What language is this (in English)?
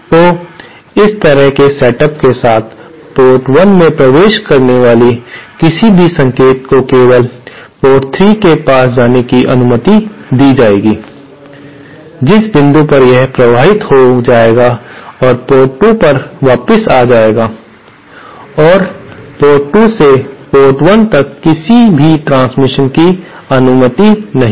Hindi